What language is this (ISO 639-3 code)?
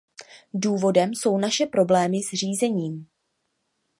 ces